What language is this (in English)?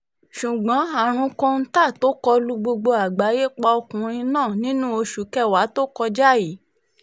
Yoruba